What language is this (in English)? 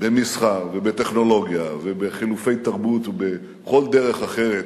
Hebrew